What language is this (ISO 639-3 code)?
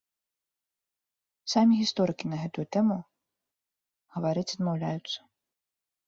bel